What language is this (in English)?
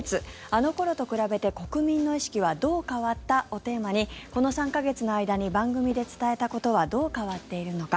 Japanese